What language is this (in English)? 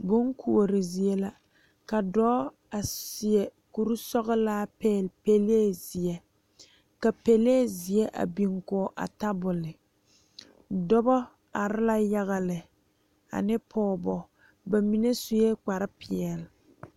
Southern Dagaare